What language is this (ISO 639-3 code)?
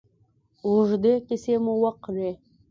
pus